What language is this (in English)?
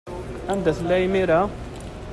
Kabyle